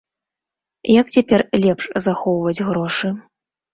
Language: Belarusian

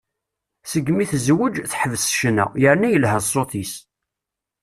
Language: Kabyle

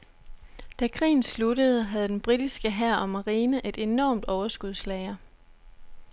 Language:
Danish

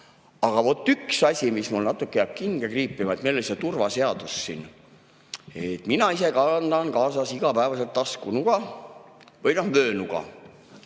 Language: Estonian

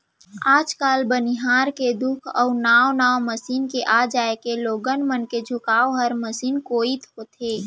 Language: Chhattisgarhi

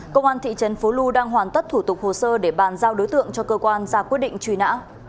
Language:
Vietnamese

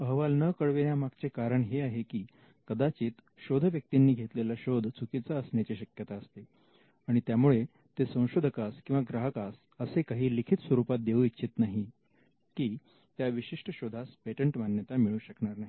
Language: Marathi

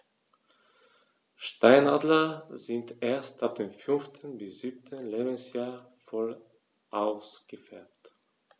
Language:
German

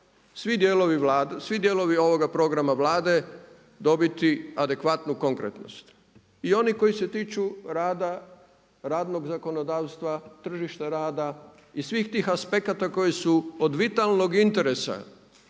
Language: Croatian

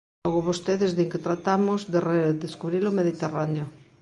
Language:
Galician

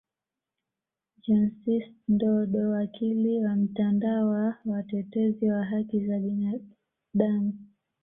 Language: Swahili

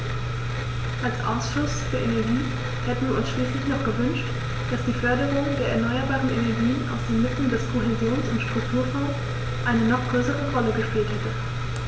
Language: German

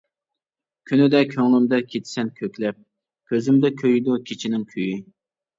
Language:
Uyghur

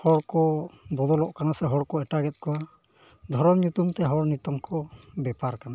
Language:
Santali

